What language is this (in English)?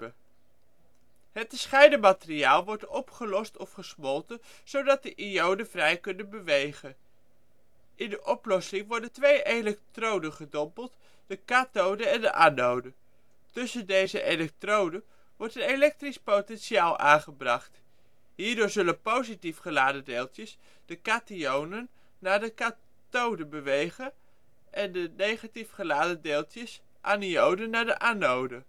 Dutch